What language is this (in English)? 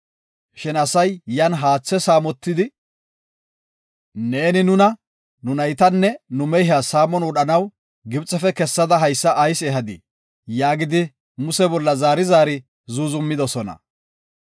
Gofa